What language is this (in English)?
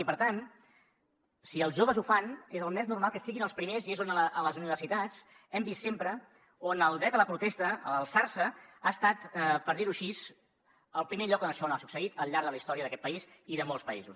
Catalan